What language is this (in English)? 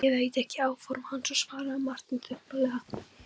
Icelandic